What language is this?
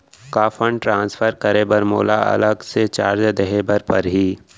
Chhattisgarhi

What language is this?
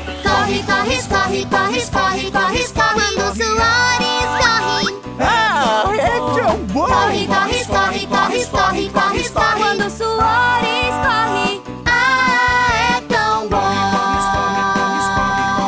Portuguese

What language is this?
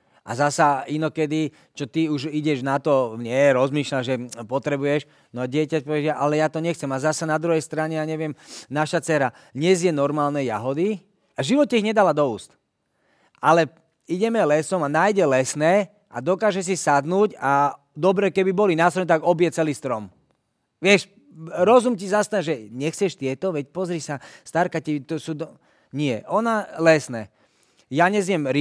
Slovak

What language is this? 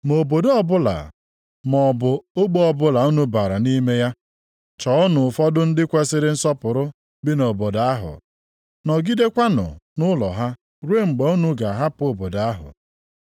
Igbo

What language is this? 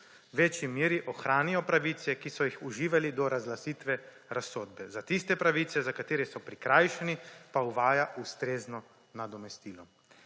Slovenian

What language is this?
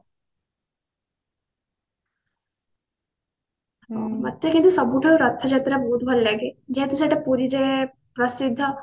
Odia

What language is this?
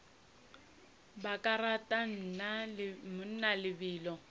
Northern Sotho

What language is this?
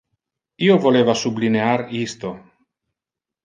Interlingua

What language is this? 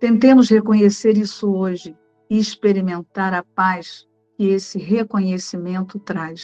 Portuguese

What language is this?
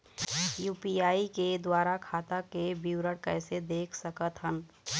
Chhattisgarhi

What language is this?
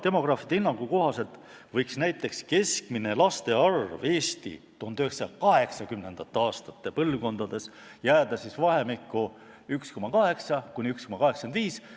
Estonian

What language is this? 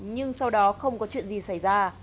Vietnamese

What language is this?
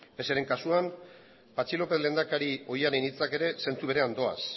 Basque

